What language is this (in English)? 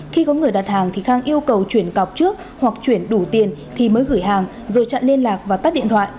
Vietnamese